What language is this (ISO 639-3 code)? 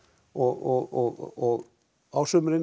isl